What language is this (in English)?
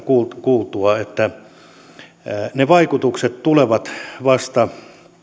Finnish